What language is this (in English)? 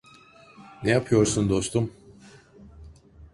Turkish